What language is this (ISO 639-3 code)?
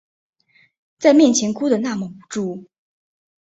zho